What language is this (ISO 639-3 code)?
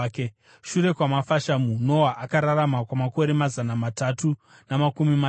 sna